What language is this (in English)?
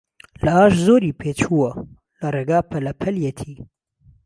Central Kurdish